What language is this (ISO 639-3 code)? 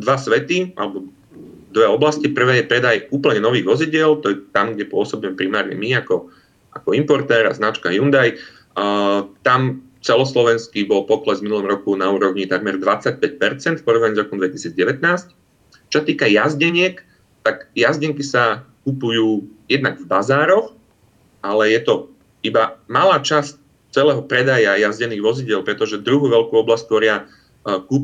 slk